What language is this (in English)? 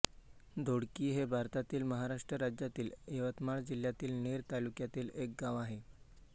Marathi